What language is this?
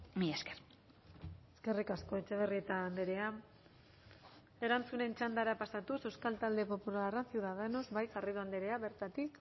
Basque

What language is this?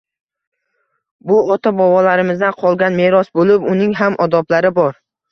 Uzbek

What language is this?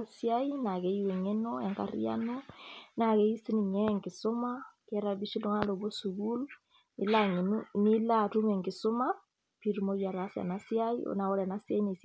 Masai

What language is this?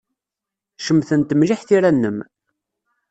Kabyle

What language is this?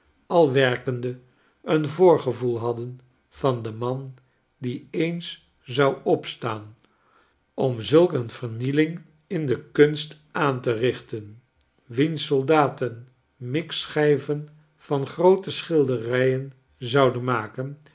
Dutch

